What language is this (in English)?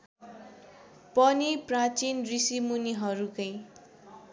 Nepali